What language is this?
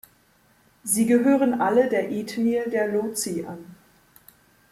German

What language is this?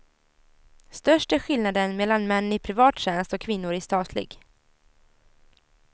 Swedish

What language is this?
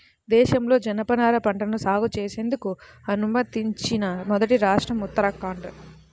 Telugu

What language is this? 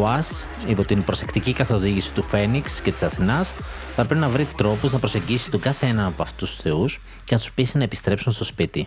Greek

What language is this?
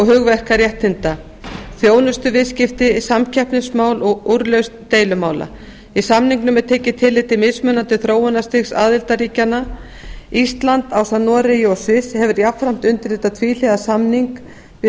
Icelandic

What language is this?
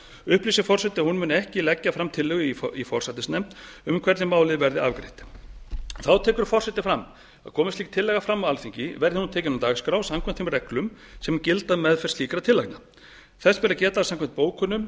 Icelandic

